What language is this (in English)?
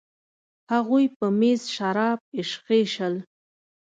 Pashto